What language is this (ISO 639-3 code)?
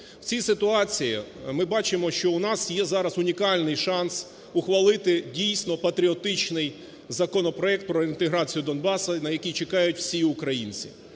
ukr